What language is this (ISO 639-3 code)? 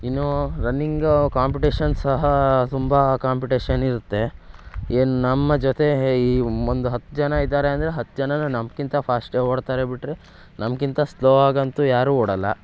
kan